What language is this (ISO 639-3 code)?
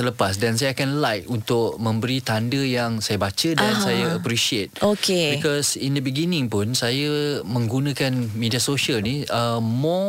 msa